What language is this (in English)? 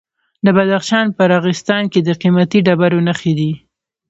Pashto